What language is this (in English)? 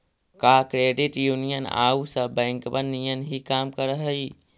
Magahi